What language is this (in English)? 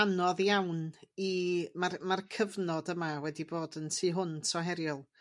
Welsh